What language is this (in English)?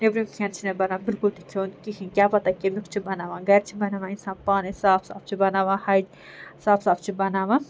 Kashmiri